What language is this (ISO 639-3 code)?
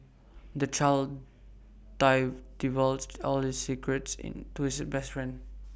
eng